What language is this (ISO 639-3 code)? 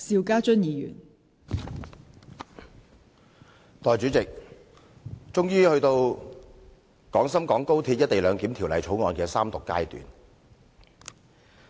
yue